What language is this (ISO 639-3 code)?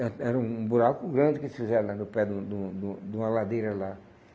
por